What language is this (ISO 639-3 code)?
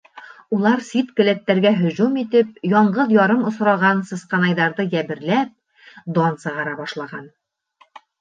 bak